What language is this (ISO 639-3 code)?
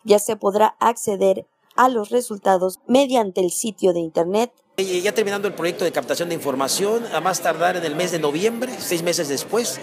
spa